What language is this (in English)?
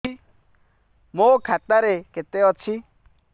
Odia